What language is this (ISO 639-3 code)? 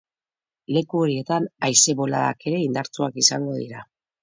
eus